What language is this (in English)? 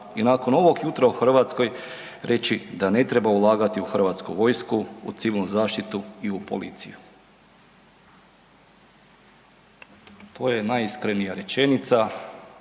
Croatian